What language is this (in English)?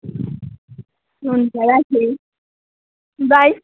Nepali